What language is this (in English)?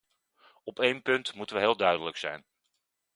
Dutch